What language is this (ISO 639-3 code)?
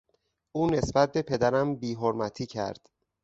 fas